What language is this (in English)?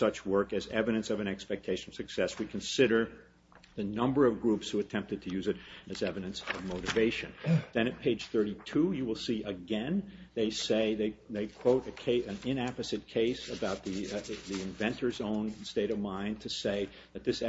English